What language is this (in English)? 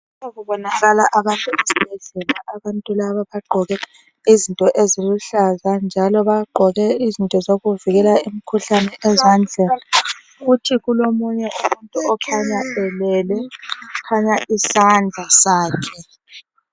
North Ndebele